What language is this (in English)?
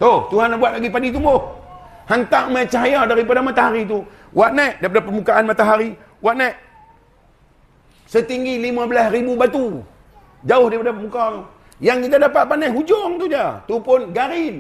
Malay